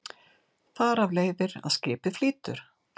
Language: Icelandic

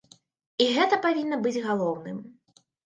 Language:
Belarusian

